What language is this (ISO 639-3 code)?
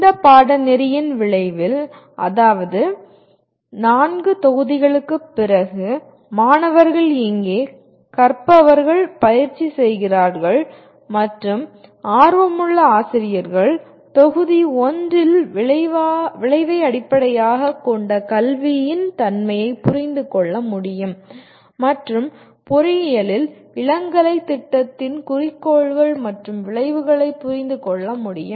tam